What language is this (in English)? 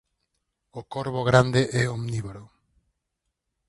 Galician